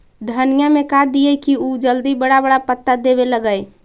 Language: Magahi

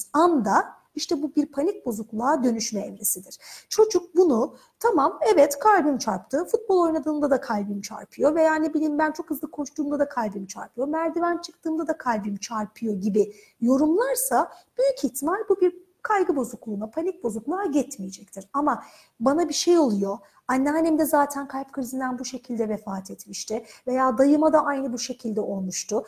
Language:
Turkish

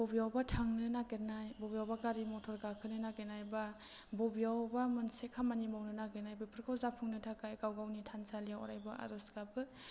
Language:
Bodo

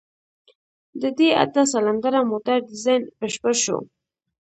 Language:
Pashto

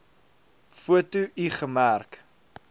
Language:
Afrikaans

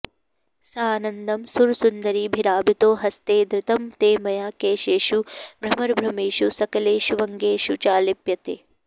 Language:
Sanskrit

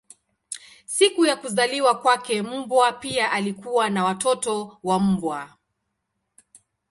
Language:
Swahili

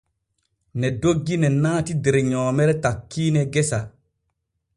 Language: Borgu Fulfulde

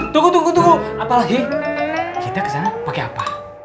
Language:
Indonesian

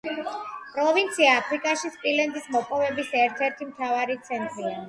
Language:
Georgian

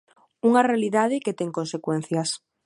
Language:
Galician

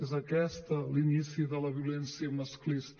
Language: Catalan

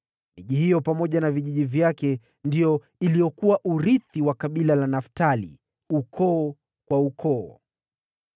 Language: Swahili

